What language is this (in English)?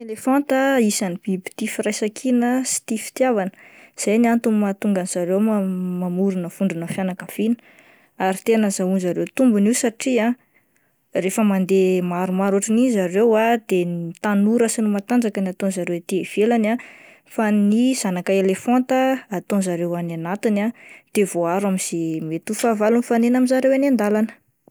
Malagasy